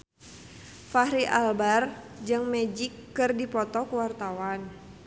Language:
Sundanese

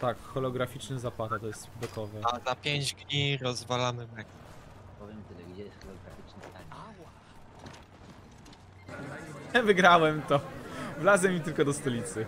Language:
Polish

